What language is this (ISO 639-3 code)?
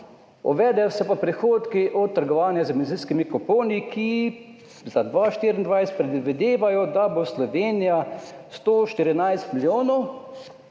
slv